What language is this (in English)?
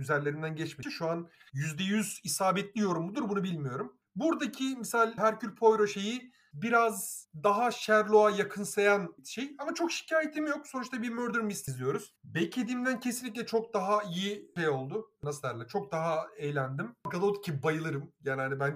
Turkish